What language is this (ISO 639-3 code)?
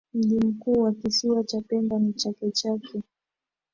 swa